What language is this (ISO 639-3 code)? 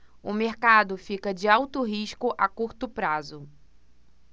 por